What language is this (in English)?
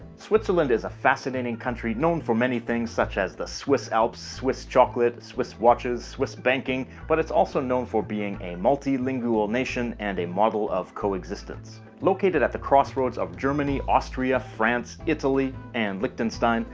English